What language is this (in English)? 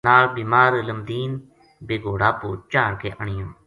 Gujari